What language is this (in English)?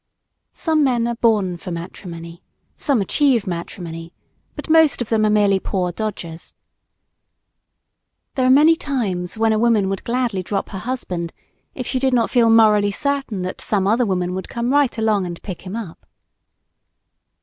English